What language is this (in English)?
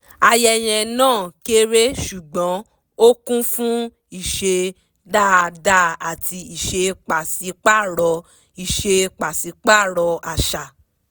Yoruba